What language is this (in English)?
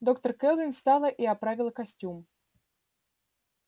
Russian